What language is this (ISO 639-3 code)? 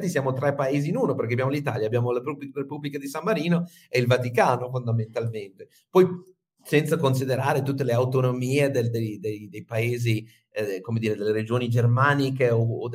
ita